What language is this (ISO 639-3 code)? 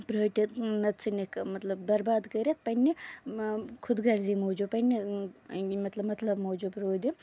kas